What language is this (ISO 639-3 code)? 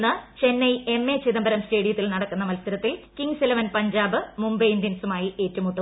mal